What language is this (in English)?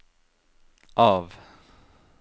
Norwegian